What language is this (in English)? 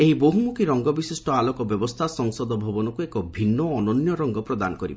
Odia